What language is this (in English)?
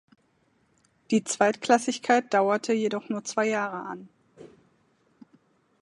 German